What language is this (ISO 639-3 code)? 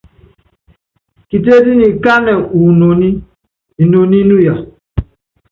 yav